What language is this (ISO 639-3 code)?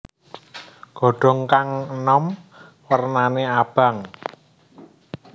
jav